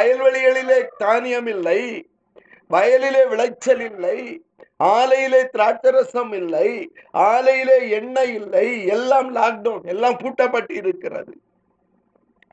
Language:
Tamil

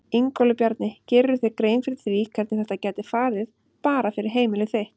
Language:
Icelandic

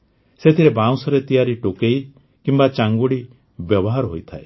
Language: Odia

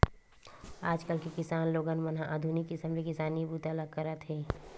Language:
Chhattisgarhi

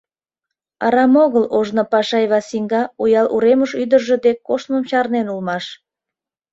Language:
Mari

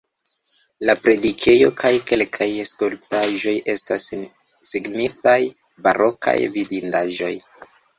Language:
Esperanto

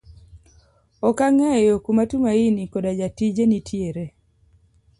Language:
Luo (Kenya and Tanzania)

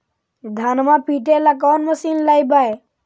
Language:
Magahi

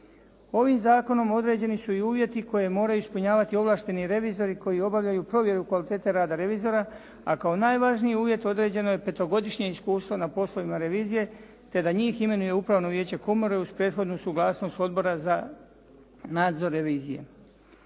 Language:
Croatian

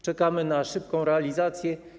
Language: Polish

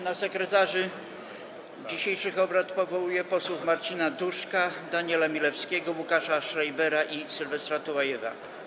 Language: Polish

